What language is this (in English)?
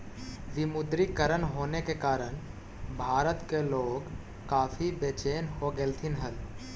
Magahi